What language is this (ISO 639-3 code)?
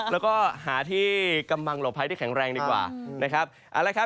tha